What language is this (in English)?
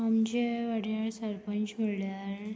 Konkani